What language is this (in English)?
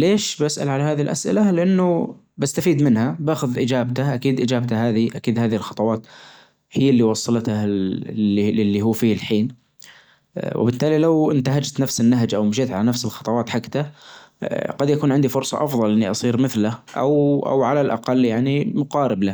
Najdi Arabic